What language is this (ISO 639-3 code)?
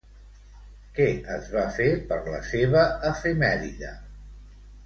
cat